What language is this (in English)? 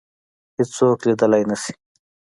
Pashto